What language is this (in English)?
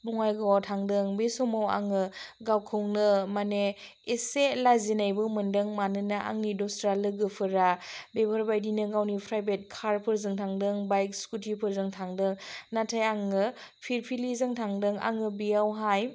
Bodo